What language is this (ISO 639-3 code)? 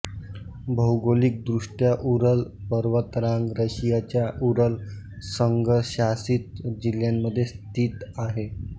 mar